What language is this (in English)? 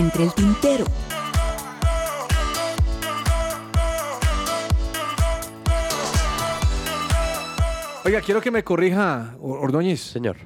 Spanish